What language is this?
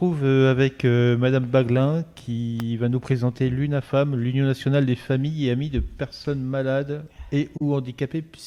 French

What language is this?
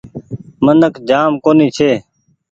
Goaria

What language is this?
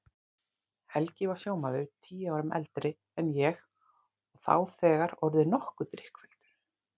Icelandic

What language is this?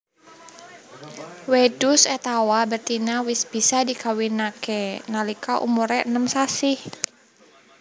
Javanese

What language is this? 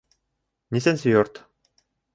Bashkir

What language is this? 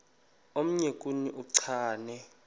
Xhosa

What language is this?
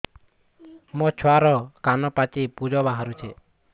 Odia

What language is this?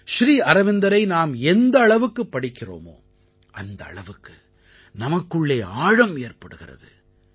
Tamil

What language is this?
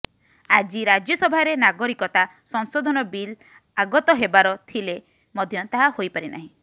Odia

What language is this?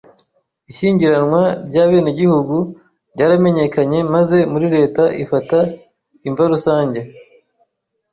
Kinyarwanda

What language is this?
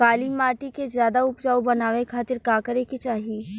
Bhojpuri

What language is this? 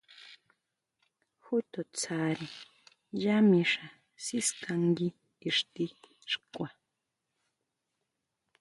Huautla Mazatec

